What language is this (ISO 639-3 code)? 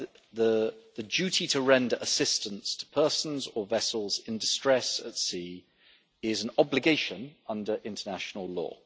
eng